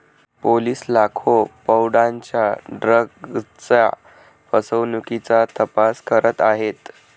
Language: Marathi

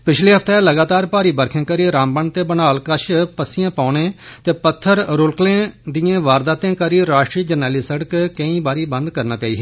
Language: Dogri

